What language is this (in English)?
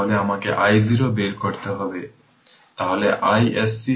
Bangla